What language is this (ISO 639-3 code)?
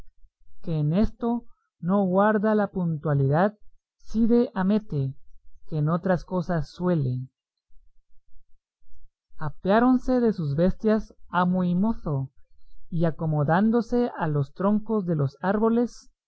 spa